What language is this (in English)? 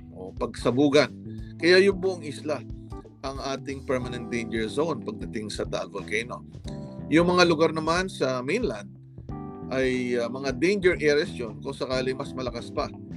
Filipino